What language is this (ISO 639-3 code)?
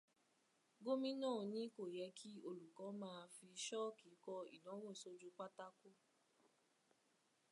yor